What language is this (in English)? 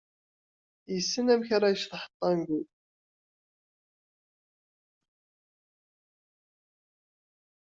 Kabyle